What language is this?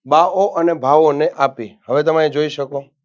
Gujarati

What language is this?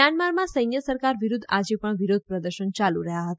Gujarati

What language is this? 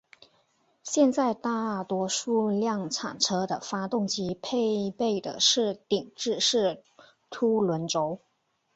Chinese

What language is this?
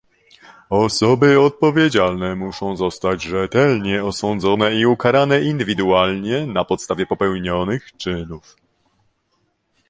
Polish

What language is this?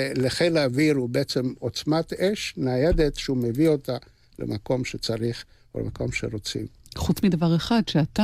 Hebrew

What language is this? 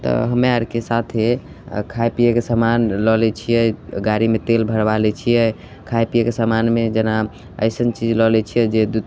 Maithili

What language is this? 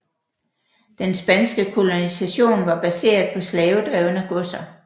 Danish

